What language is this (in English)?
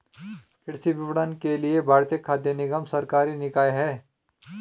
Hindi